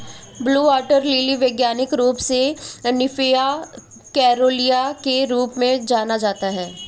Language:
Hindi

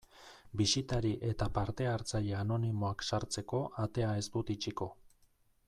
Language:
Basque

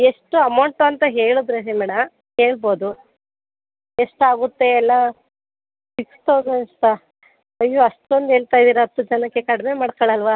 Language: Kannada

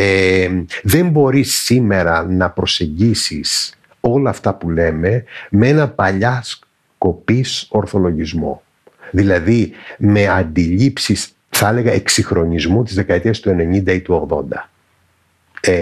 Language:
Greek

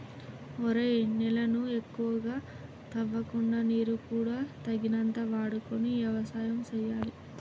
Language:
Telugu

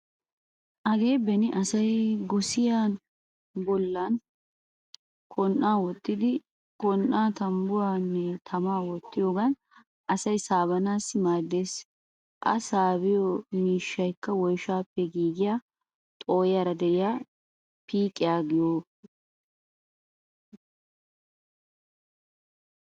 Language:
Wolaytta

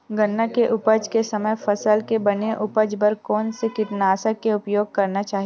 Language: Chhattisgarhi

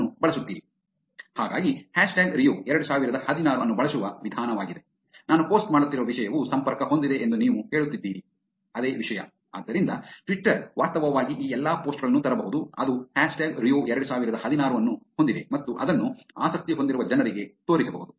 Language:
Kannada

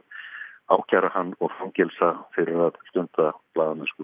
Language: Icelandic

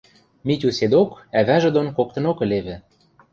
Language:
Western Mari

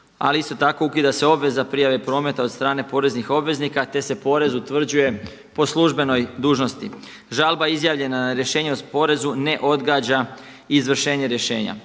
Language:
Croatian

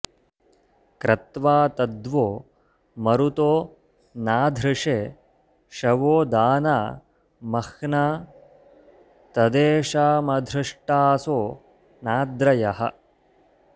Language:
Sanskrit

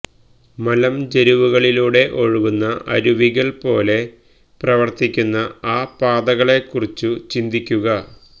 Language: Malayalam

